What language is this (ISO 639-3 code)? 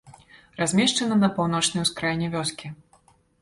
bel